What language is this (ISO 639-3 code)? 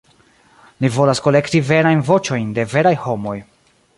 epo